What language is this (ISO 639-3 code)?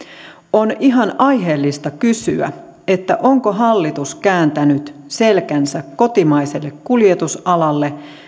fin